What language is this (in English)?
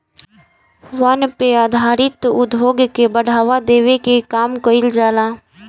Bhojpuri